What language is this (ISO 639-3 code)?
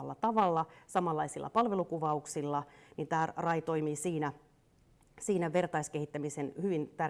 fin